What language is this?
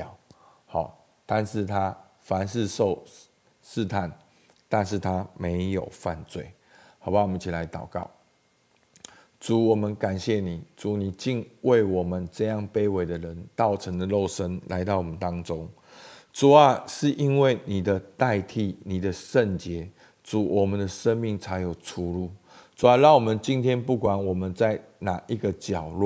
Chinese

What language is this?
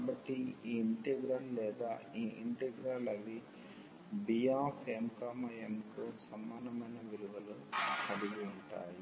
Telugu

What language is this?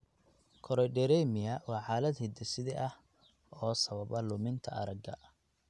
Somali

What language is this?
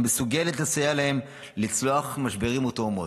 Hebrew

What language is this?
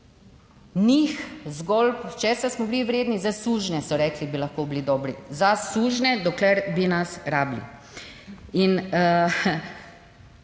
Slovenian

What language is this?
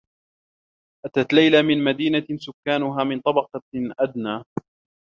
Arabic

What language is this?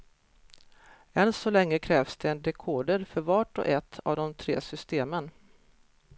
Swedish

